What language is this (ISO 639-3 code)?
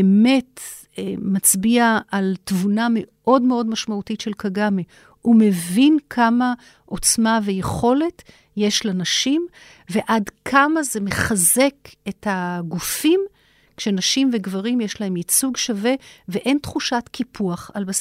heb